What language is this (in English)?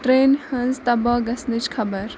Kashmiri